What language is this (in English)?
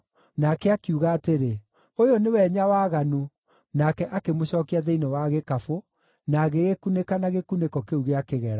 Kikuyu